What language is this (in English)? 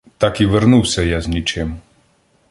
Ukrainian